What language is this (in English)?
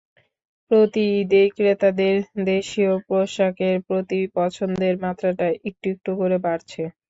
Bangla